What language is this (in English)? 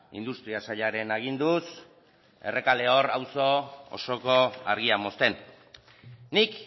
Basque